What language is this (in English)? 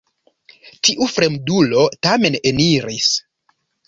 Esperanto